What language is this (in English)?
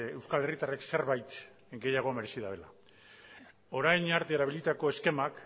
Basque